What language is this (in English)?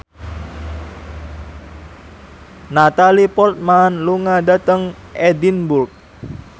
Javanese